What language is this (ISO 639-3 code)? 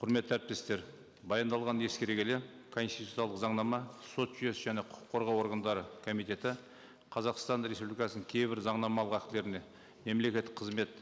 kaz